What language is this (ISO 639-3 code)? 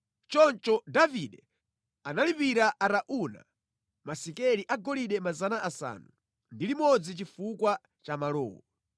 nya